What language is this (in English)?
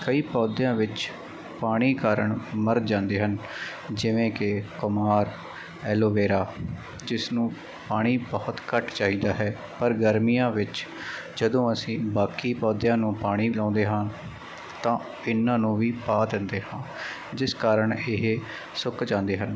Punjabi